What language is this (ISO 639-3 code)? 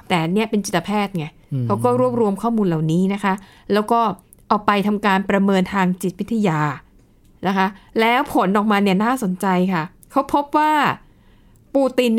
tha